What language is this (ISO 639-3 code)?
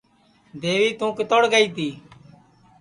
ssi